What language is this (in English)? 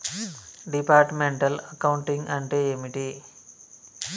Telugu